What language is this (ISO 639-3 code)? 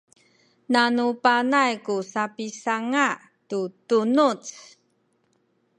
szy